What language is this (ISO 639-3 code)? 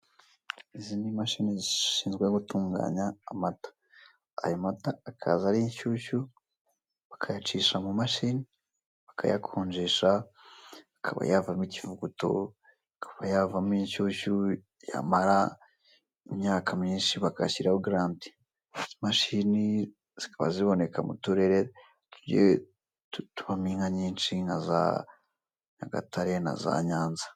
kin